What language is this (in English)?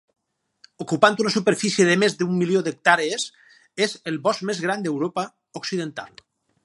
Catalan